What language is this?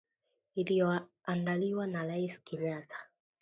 Swahili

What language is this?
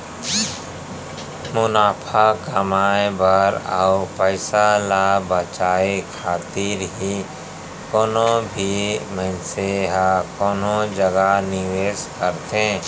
Chhattisgarhi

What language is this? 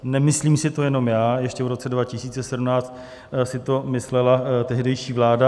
Czech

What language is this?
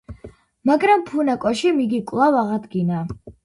Georgian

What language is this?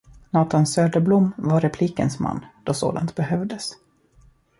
Swedish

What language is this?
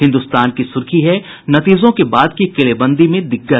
Hindi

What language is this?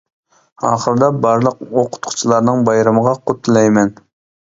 Uyghur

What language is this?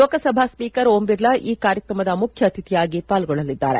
Kannada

